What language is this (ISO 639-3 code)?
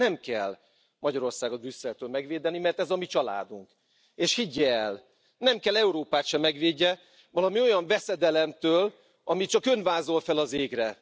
hun